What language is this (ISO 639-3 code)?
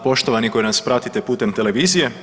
hrv